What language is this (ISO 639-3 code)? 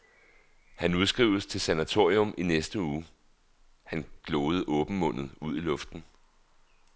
dan